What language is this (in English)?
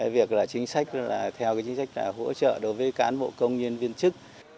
Vietnamese